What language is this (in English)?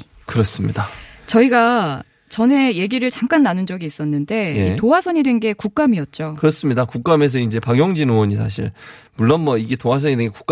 Korean